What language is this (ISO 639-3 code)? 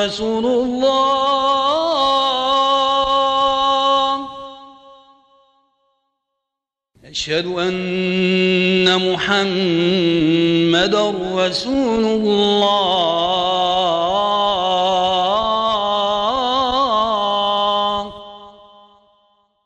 ara